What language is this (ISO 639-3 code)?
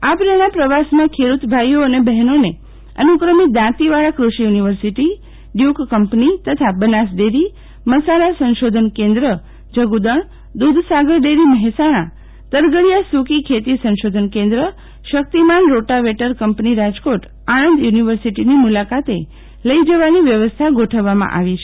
guj